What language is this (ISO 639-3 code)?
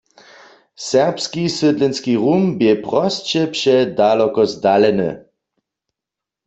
hsb